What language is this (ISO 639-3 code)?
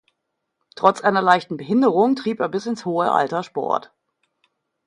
deu